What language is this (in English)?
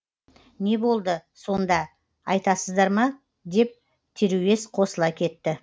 Kazakh